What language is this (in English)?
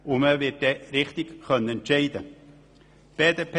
Swiss German